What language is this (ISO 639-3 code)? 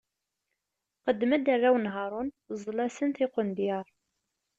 kab